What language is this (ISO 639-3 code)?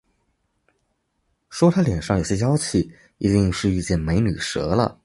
zho